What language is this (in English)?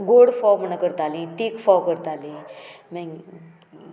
Konkani